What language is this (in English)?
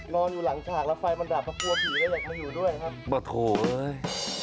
Thai